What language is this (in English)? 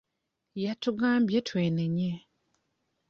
Ganda